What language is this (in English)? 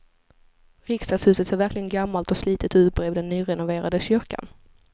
Swedish